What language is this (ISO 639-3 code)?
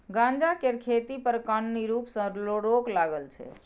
mai